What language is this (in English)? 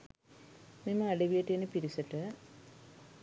Sinhala